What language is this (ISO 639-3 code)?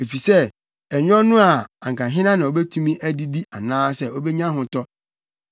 aka